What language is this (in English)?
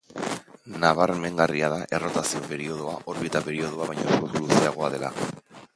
Basque